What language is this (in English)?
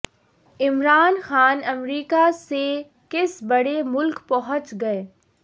Urdu